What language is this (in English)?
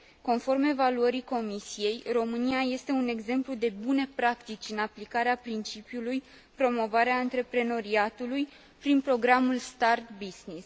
Romanian